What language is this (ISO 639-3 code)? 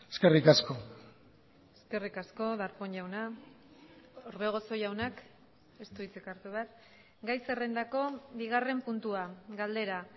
eus